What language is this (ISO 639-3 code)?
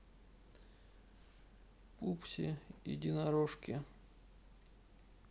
rus